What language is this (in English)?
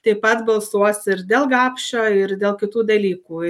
Lithuanian